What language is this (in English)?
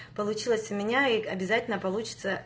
Russian